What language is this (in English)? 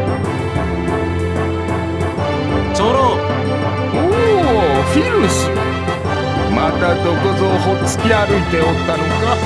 Japanese